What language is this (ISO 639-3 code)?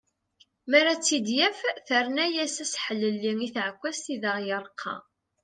kab